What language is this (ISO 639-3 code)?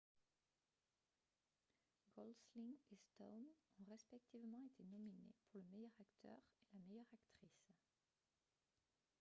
fra